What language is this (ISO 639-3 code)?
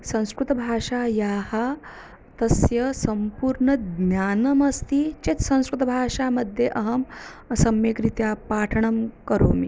san